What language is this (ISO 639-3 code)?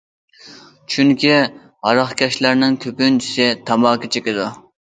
uig